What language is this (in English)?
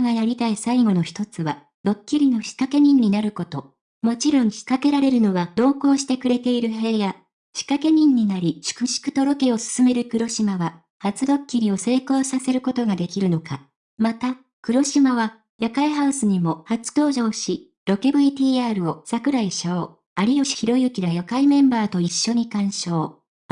Japanese